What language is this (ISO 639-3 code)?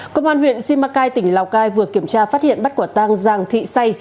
vie